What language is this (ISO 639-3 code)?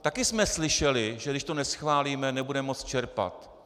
ces